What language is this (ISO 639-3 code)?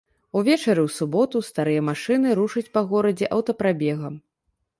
bel